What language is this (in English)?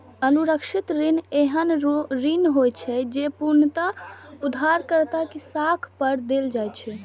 Maithili